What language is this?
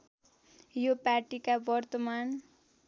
Nepali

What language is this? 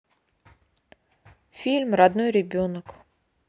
Russian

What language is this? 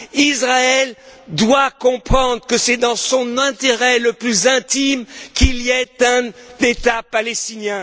French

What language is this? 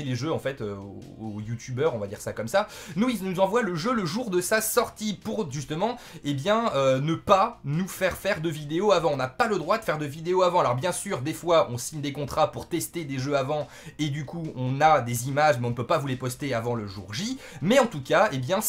French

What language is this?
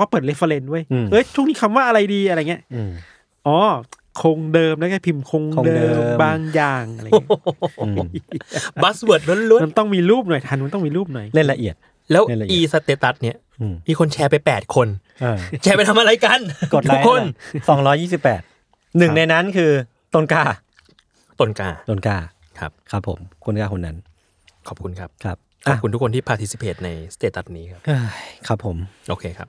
Thai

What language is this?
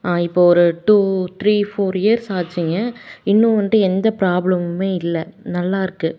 Tamil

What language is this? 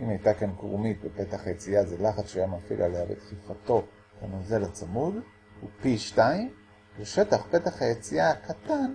Hebrew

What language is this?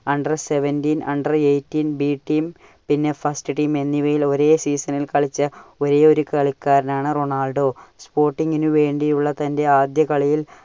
Malayalam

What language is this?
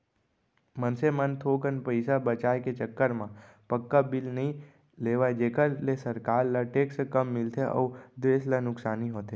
Chhattisgarhi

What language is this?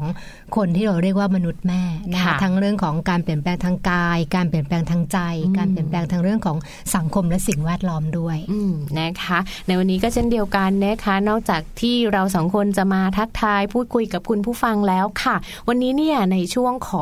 Thai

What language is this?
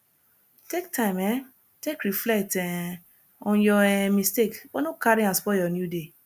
Nigerian Pidgin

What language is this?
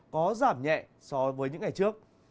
Vietnamese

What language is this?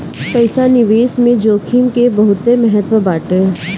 Bhojpuri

